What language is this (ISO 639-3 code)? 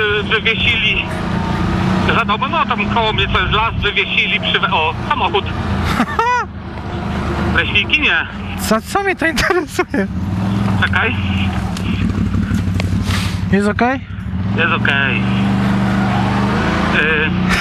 pol